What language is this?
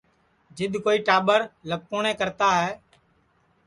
Sansi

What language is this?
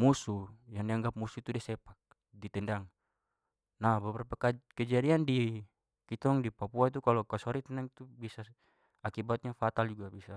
Papuan Malay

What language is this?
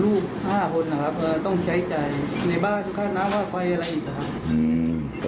Thai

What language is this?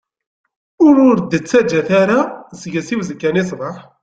Kabyle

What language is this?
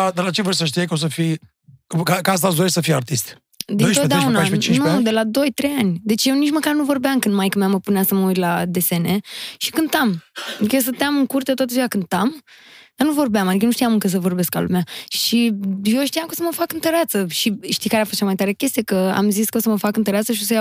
Romanian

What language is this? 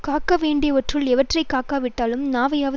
Tamil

